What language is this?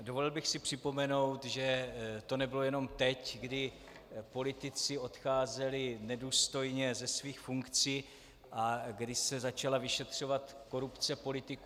Czech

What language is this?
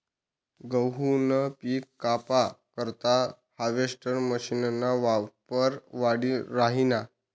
Marathi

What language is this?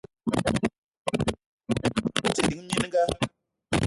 Eton (Cameroon)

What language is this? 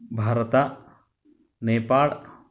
Kannada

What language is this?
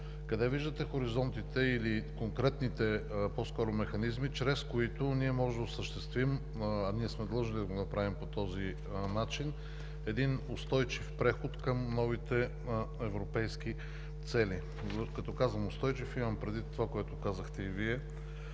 Bulgarian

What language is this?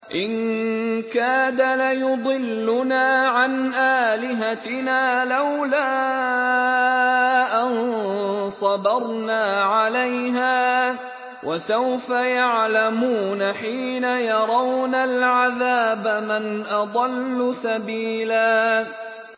Arabic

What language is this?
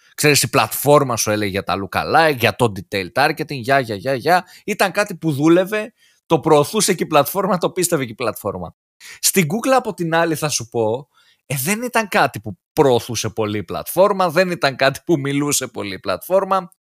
Greek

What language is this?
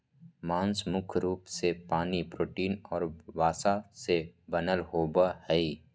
Magahi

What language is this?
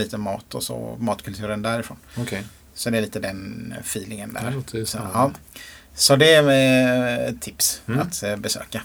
Swedish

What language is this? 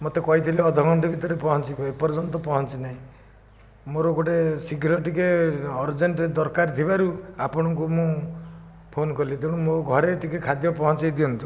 Odia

